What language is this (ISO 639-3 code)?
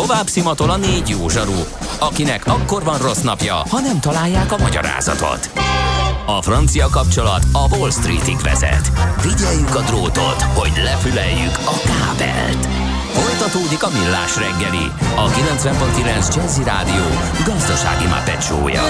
hun